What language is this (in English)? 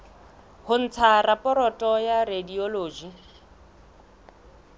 Southern Sotho